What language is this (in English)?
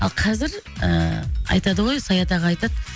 Kazakh